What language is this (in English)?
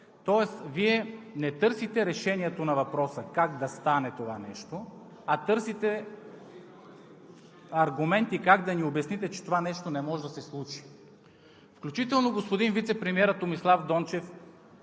Bulgarian